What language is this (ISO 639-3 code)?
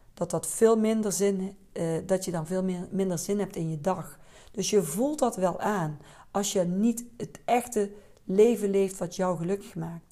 nld